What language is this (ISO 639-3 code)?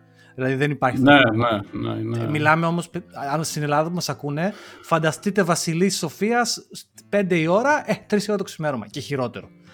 ell